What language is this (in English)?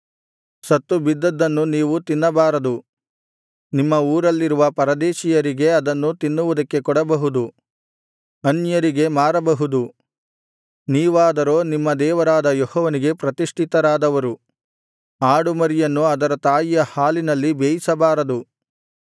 Kannada